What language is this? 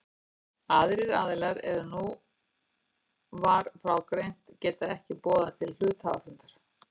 Icelandic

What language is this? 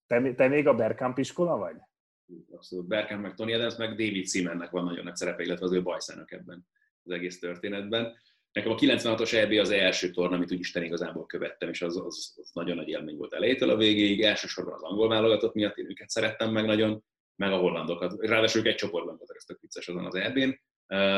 Hungarian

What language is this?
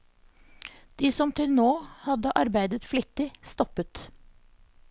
Norwegian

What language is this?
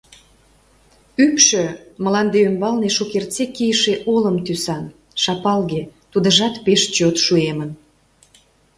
Mari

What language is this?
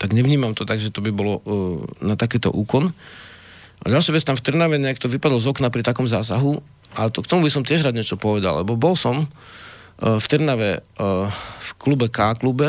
Slovak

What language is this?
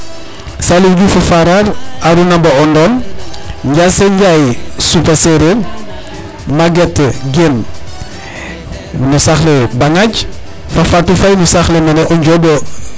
Serer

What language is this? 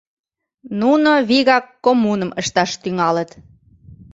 Mari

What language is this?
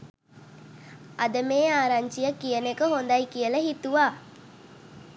Sinhala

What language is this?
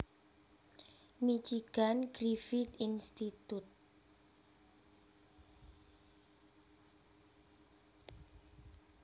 Javanese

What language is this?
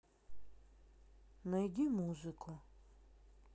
Russian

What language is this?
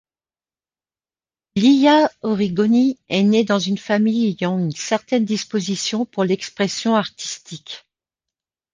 French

